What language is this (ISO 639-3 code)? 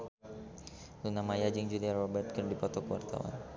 sun